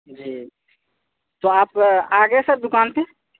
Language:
Urdu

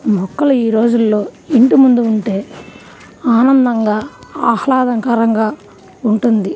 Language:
Telugu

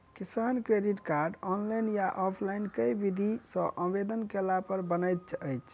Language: Maithili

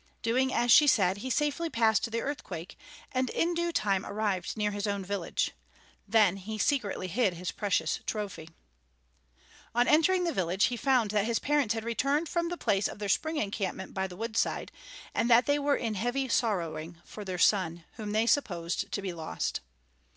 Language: English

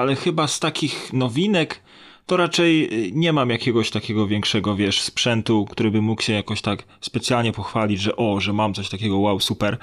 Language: Polish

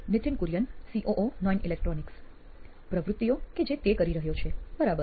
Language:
Gujarati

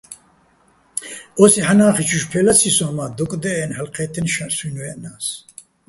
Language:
Bats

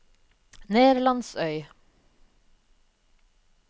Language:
Norwegian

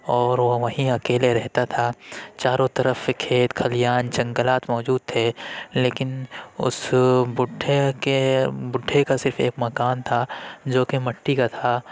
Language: Urdu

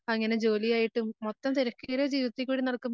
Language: Malayalam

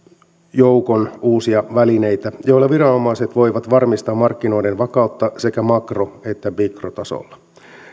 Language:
Finnish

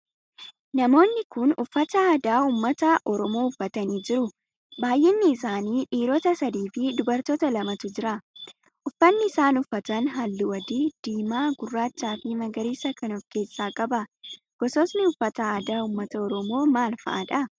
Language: Oromo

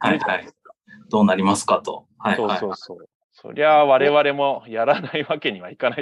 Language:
Japanese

